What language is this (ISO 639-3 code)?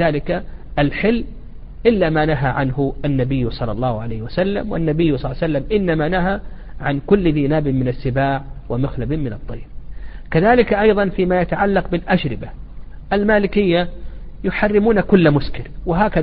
ara